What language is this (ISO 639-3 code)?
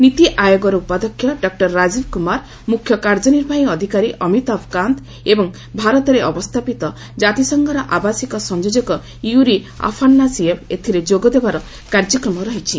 ori